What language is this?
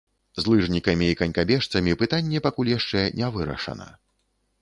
Belarusian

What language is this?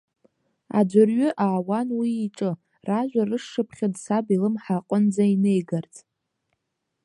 Abkhazian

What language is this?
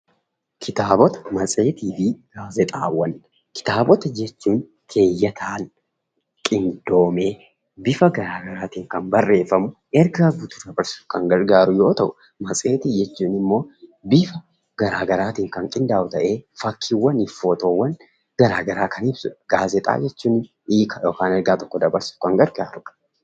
Oromo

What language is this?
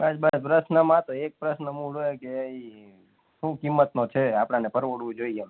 Gujarati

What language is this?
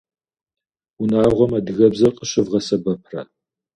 Kabardian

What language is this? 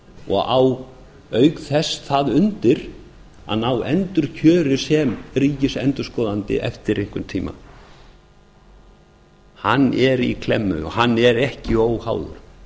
Icelandic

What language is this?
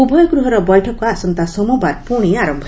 Odia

